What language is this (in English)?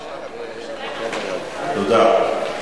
Hebrew